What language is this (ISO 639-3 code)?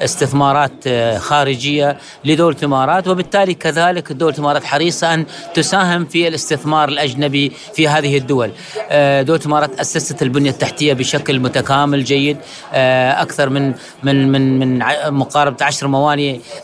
ara